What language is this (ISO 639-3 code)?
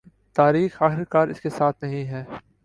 urd